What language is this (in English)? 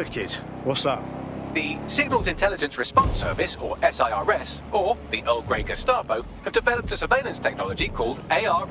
English